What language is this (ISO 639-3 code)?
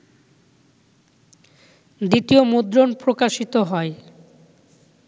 ben